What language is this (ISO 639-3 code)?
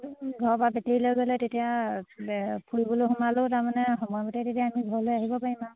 asm